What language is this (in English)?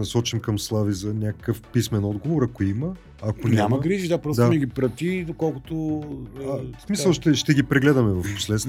Bulgarian